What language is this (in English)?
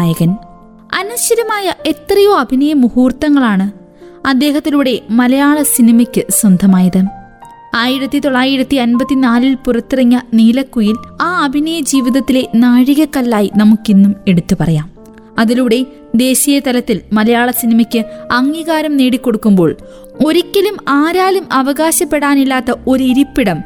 Malayalam